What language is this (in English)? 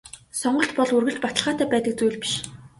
Mongolian